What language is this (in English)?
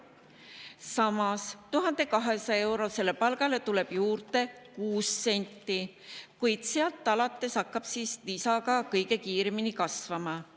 Estonian